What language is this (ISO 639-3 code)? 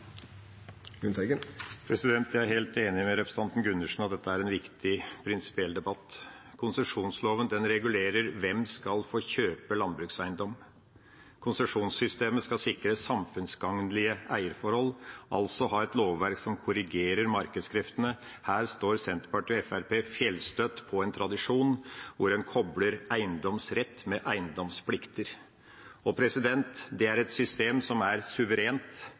nor